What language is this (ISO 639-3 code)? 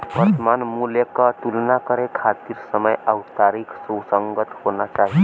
bho